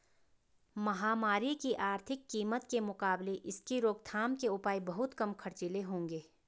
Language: Hindi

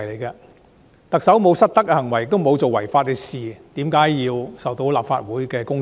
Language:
Cantonese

